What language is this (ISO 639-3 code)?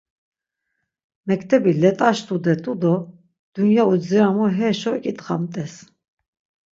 lzz